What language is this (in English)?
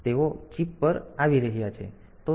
Gujarati